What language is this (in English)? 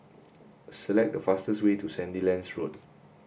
English